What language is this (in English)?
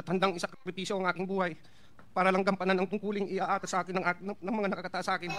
Filipino